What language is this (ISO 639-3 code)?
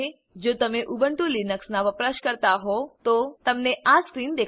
guj